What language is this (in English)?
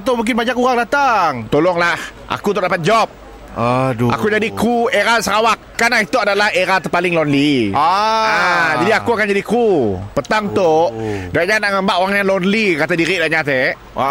Malay